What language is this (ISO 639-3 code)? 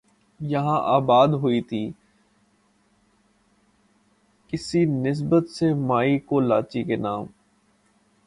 urd